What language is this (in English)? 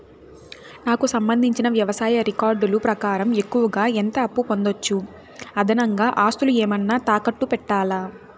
Telugu